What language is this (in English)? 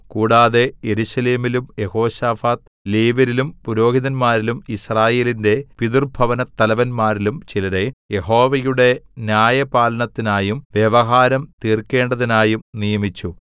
Malayalam